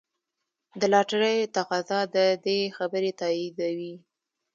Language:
Pashto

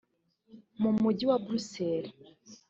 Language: Kinyarwanda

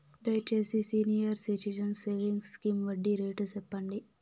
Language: Telugu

